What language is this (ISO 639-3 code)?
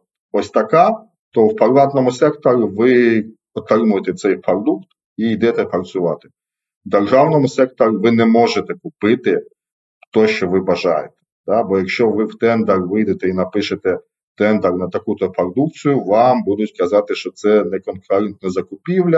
ukr